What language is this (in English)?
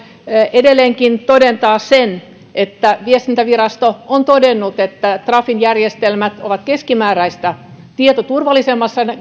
Finnish